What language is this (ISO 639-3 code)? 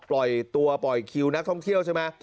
tha